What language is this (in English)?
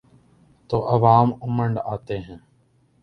Urdu